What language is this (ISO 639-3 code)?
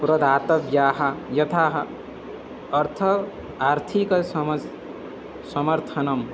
san